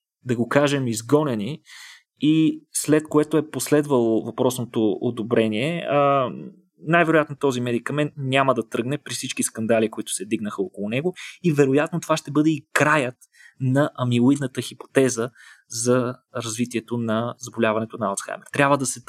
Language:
Bulgarian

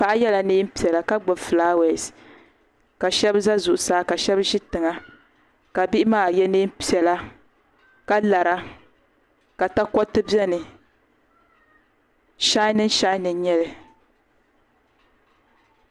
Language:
Dagbani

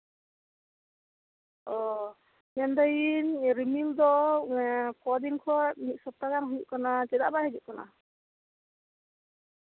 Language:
Santali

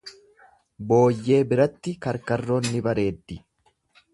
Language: Oromo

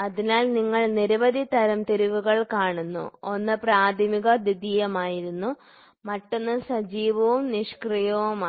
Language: Malayalam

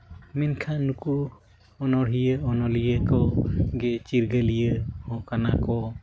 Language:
Santali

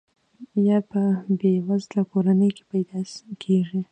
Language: Pashto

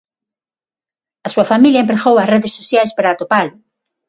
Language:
Galician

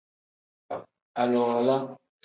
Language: Tem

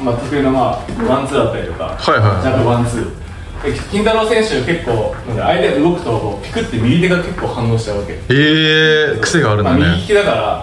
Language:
Japanese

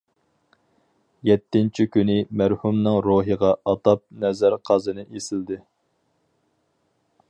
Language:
Uyghur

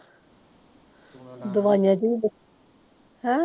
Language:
Punjabi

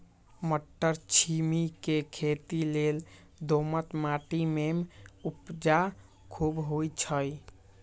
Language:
Magahi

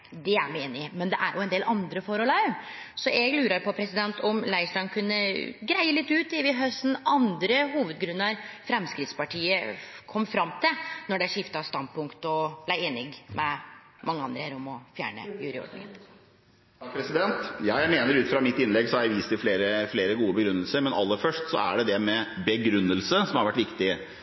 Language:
Norwegian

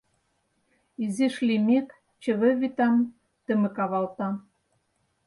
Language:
Mari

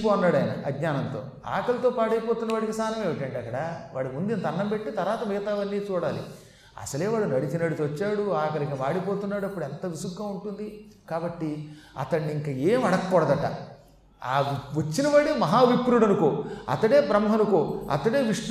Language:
Telugu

